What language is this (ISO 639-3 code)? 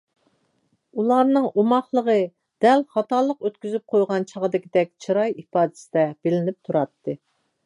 uig